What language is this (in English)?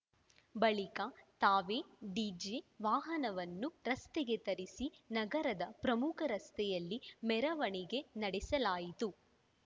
Kannada